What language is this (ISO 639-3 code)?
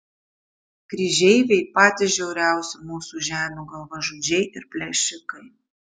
lit